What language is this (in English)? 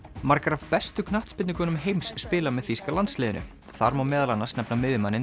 Icelandic